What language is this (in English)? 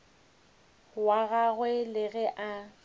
Northern Sotho